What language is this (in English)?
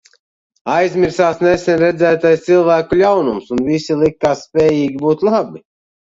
Latvian